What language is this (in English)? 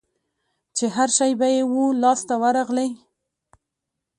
Pashto